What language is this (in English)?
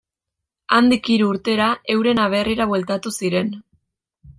Basque